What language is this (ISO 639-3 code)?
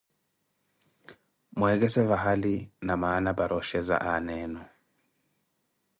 eko